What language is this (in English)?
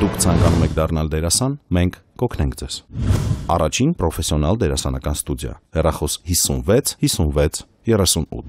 Romanian